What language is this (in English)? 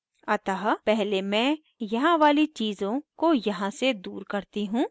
Hindi